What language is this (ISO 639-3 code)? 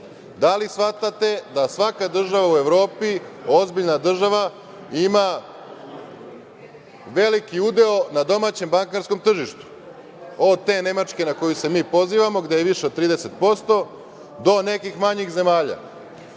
srp